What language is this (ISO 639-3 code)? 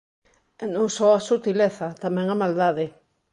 glg